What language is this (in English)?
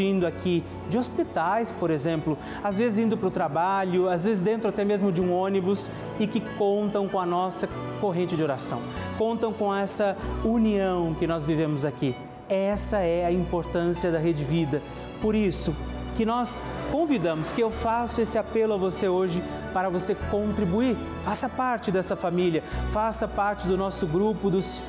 Portuguese